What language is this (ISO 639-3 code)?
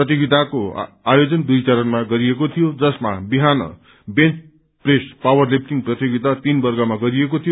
nep